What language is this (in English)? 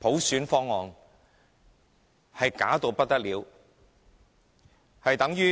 Cantonese